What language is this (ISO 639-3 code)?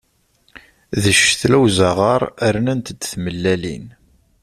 kab